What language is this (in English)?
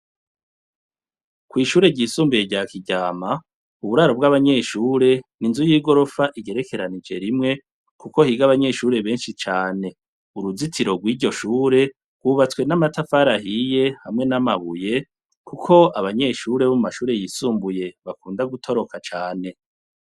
Rundi